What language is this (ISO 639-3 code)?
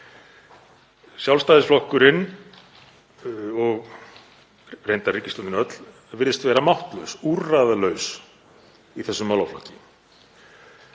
isl